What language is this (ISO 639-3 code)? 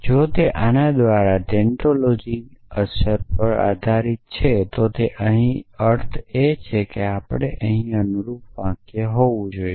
guj